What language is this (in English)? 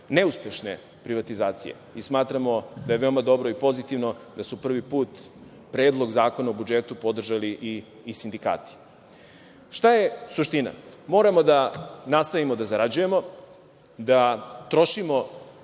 Serbian